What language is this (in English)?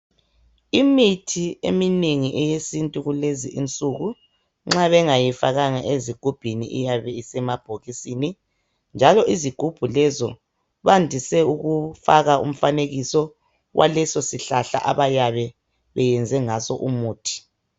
North Ndebele